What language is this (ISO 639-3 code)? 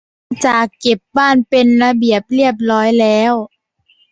tha